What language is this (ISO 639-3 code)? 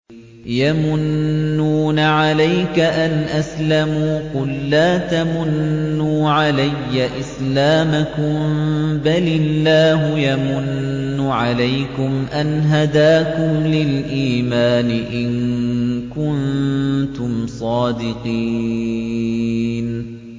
ara